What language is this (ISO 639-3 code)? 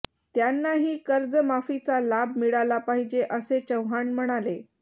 mar